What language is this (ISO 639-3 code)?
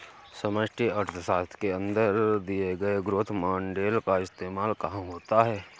hin